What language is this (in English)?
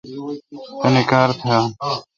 Kalkoti